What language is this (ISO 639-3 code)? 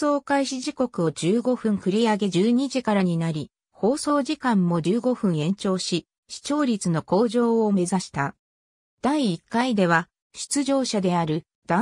jpn